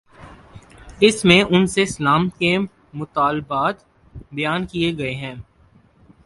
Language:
Urdu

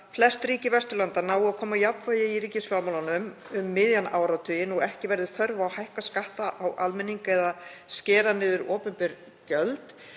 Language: Icelandic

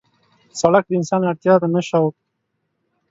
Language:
Pashto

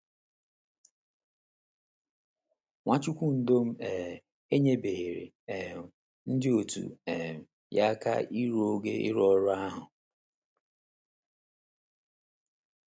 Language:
Igbo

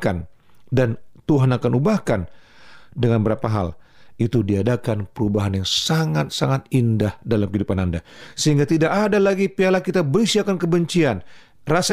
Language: Indonesian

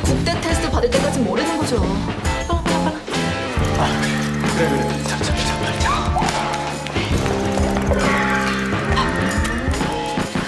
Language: Korean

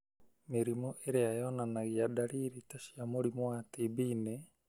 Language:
Kikuyu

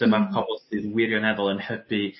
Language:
Welsh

